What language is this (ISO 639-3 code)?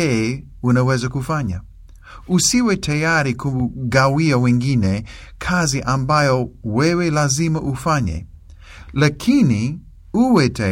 swa